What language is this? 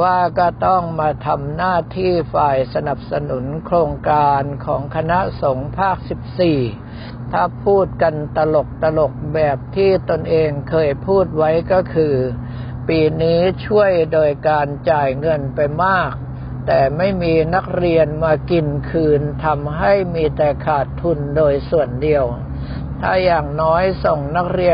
Thai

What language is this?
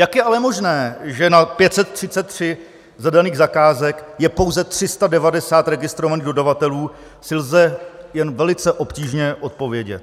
Czech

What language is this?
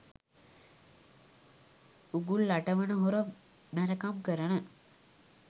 Sinhala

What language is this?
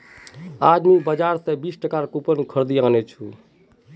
Magahi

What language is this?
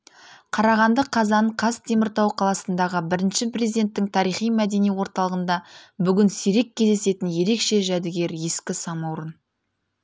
Kazakh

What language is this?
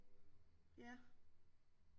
Danish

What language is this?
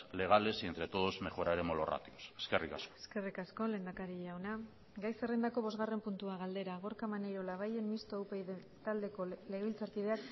Basque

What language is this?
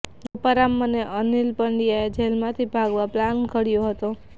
Gujarati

